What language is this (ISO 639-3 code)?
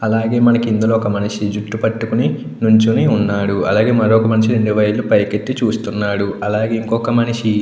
tel